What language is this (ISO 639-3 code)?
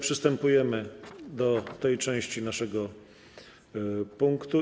pol